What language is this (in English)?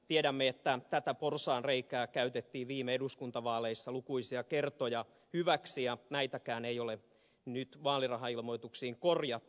Finnish